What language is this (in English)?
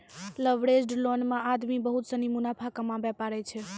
Maithili